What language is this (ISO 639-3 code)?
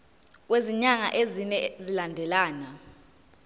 zul